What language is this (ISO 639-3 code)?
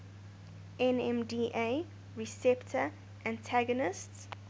eng